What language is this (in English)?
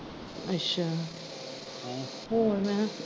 Punjabi